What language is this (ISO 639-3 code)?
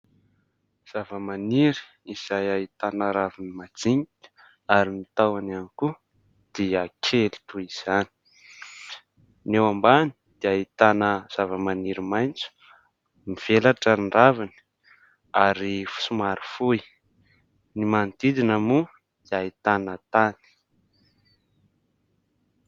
mlg